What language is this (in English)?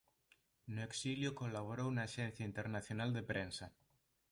Galician